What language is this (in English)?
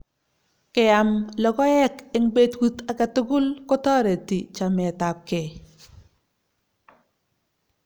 Kalenjin